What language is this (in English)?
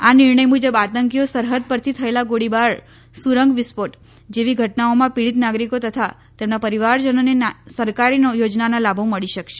Gujarati